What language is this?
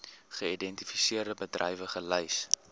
Afrikaans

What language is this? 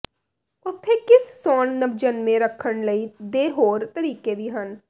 Punjabi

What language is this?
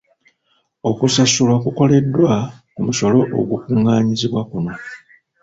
Ganda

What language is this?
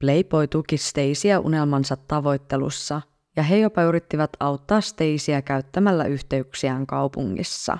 Finnish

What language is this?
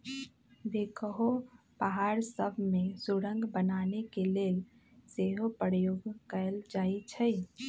Magahi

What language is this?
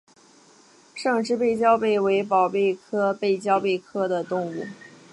Chinese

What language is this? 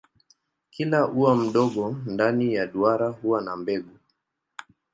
Swahili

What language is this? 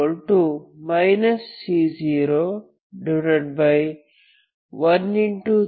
Kannada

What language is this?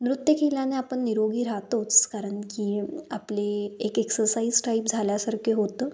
Marathi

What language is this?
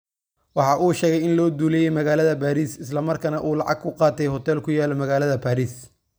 Somali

